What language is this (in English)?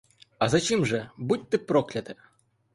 Ukrainian